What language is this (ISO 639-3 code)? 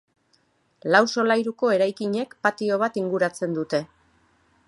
eus